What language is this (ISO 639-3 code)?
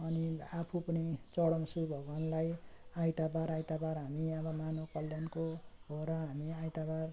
nep